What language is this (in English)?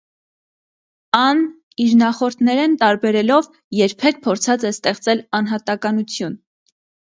Armenian